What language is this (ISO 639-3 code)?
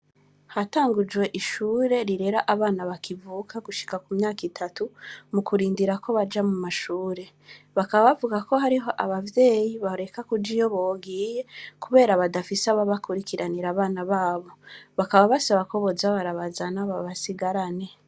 run